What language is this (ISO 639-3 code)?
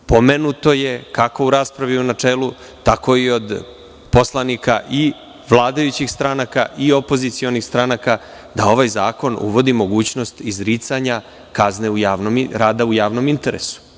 srp